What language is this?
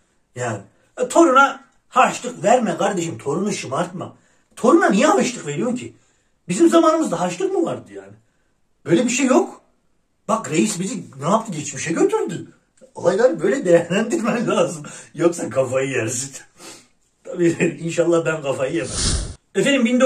Turkish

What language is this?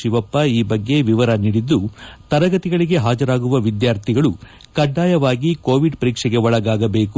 Kannada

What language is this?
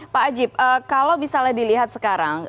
Indonesian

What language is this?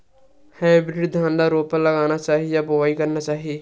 Chhattisgarhi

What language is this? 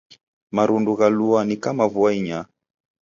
Taita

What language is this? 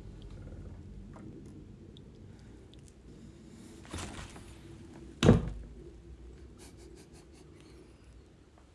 Korean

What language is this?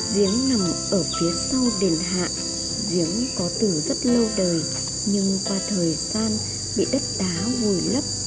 Vietnamese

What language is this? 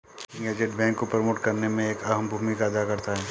Hindi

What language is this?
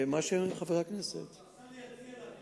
Hebrew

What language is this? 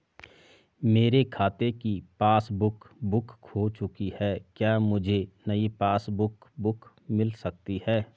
Hindi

